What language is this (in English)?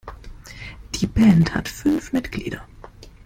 German